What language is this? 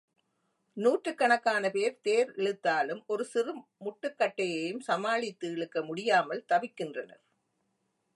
Tamil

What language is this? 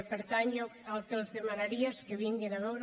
Catalan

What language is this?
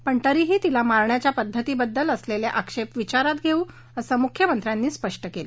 Marathi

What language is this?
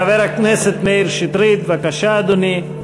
Hebrew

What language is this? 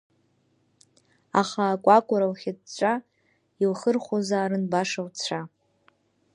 Abkhazian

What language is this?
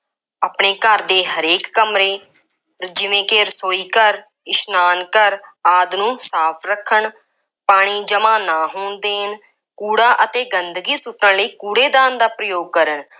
Punjabi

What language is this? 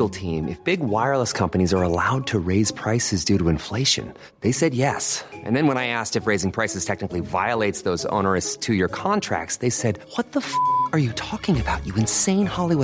Swedish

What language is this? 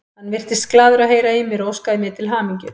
Icelandic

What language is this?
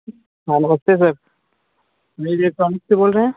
Hindi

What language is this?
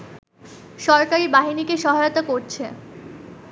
Bangla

